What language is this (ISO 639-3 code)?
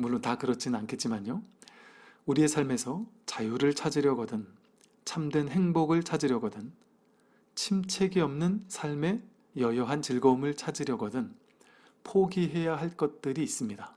kor